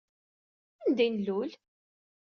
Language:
Kabyle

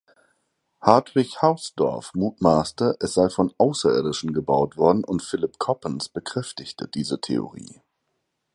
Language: German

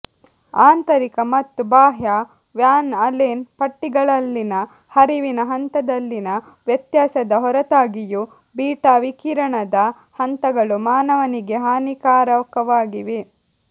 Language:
Kannada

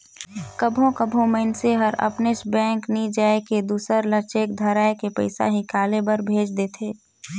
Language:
Chhattisgarhi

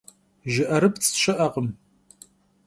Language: Kabardian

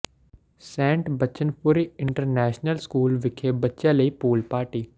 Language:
Punjabi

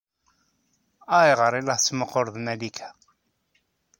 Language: Kabyle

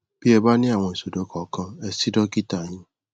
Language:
Yoruba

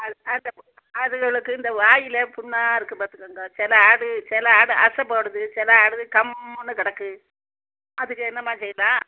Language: Tamil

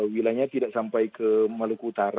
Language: Indonesian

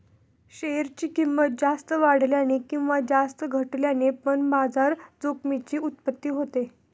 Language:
Marathi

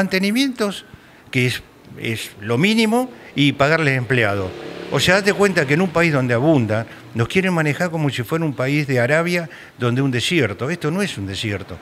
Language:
Spanish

